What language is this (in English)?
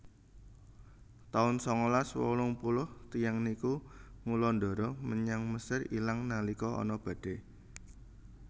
Javanese